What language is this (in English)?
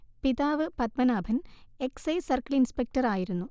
Malayalam